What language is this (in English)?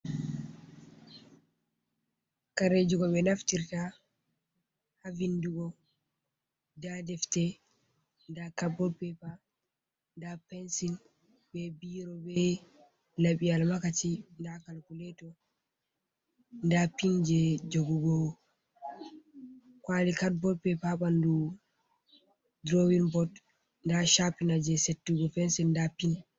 Fula